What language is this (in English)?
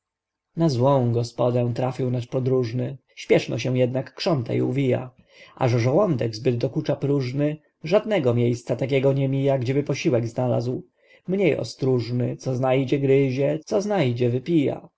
Polish